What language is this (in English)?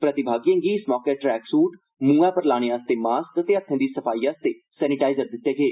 Dogri